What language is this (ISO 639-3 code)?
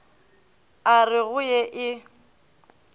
nso